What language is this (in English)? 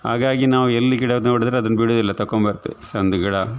Kannada